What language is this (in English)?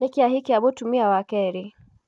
Kikuyu